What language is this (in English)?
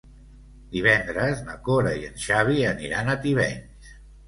Catalan